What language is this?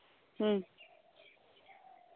Santali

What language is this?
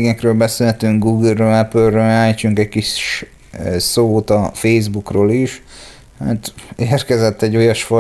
Hungarian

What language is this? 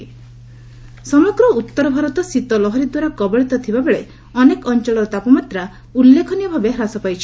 Odia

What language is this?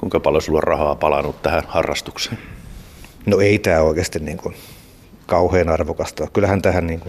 Finnish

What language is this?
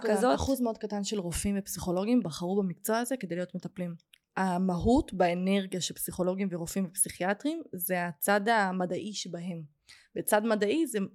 Hebrew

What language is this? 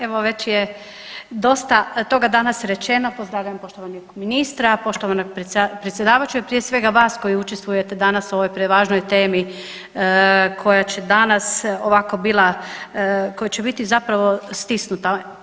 Croatian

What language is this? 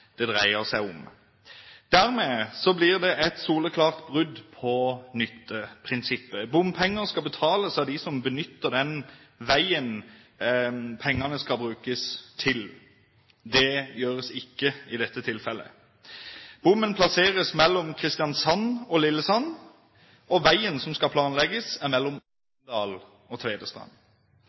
Norwegian Bokmål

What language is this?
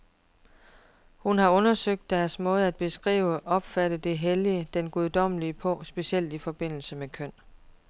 Danish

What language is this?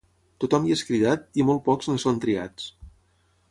Catalan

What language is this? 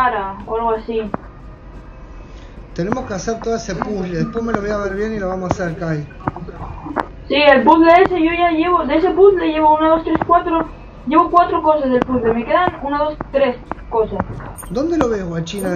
Spanish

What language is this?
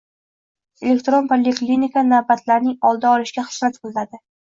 Uzbek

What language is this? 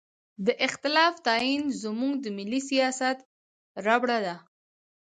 Pashto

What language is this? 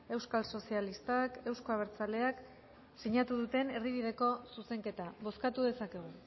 Basque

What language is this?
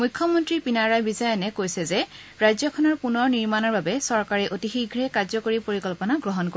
Assamese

